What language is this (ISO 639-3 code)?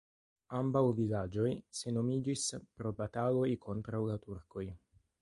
epo